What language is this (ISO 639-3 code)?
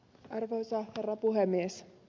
fin